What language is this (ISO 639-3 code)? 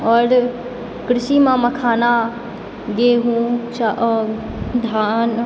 mai